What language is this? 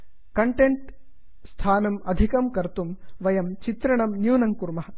Sanskrit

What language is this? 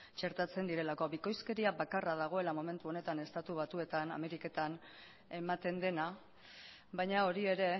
Basque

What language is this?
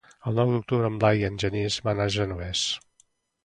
Catalan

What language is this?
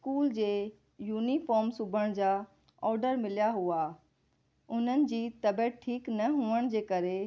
Sindhi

